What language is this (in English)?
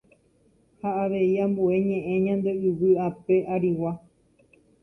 Guarani